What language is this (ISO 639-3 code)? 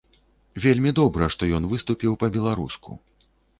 bel